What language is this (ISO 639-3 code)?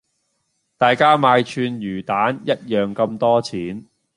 yue